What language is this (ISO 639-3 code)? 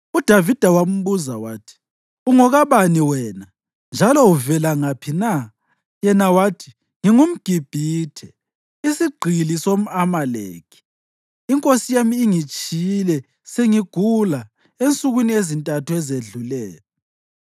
nde